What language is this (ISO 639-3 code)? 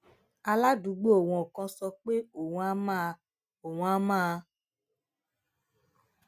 yor